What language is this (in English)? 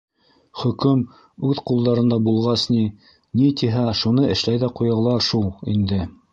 Bashkir